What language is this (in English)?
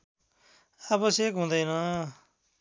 Nepali